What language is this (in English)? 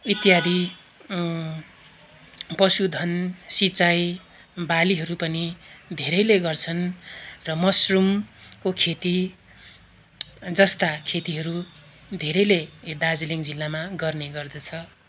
Nepali